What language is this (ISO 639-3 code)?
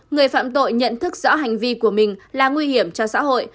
vie